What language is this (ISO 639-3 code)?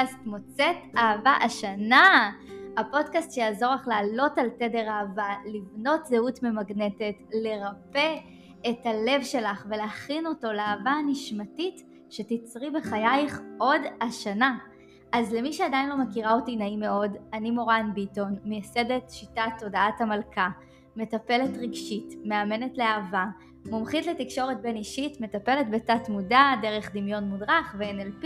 heb